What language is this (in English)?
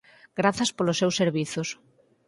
Galician